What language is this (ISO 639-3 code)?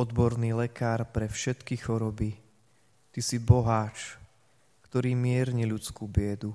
slk